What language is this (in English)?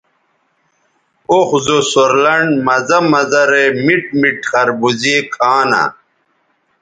Bateri